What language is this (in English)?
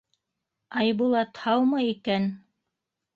Bashkir